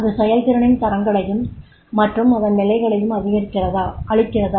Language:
Tamil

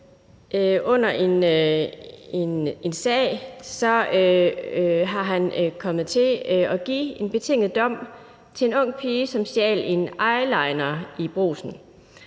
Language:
Danish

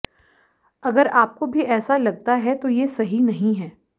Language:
Hindi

